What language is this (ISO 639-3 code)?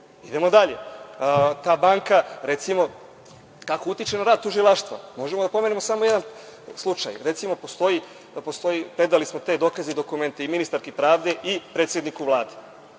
srp